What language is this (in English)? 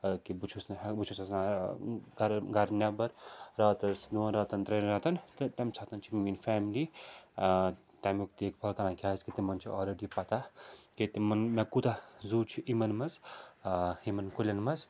Kashmiri